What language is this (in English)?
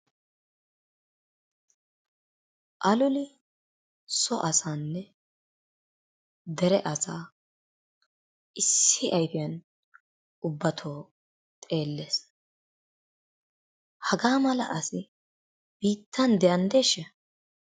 Wolaytta